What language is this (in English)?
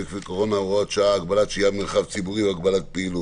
Hebrew